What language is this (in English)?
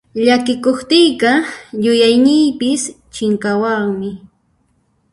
Puno Quechua